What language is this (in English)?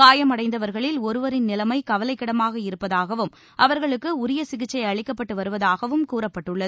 Tamil